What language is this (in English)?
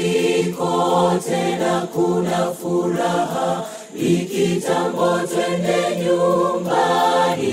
Swahili